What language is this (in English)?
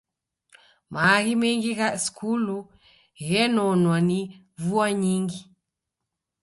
Taita